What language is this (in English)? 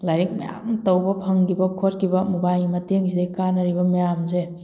Manipuri